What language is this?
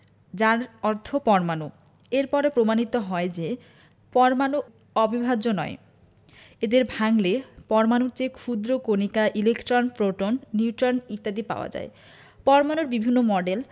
Bangla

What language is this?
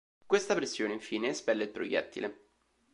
Italian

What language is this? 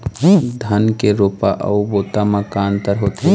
Chhattisgarhi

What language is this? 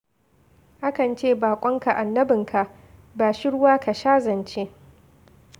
Hausa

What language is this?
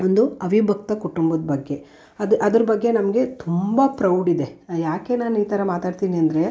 Kannada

